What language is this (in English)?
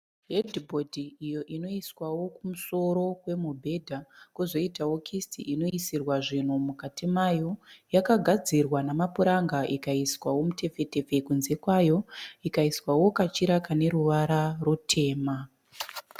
Shona